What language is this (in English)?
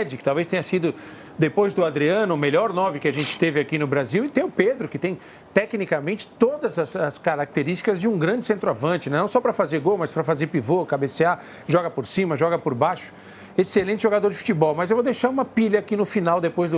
Portuguese